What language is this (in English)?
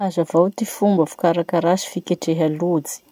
Masikoro Malagasy